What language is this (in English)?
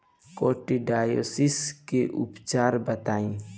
Bhojpuri